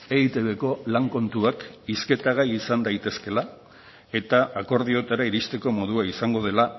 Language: Basque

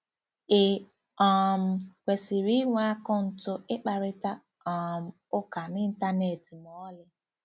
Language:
Igbo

